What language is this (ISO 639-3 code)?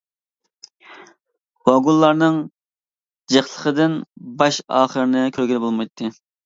uig